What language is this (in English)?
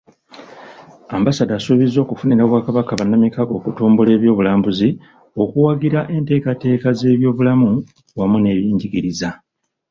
Ganda